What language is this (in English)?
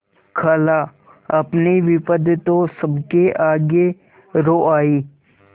Hindi